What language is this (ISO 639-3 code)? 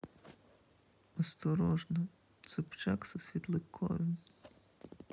rus